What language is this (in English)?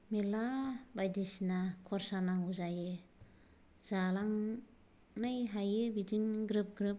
Bodo